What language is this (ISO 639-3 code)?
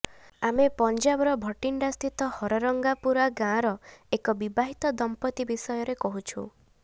ori